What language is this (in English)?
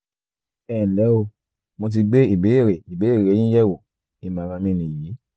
Yoruba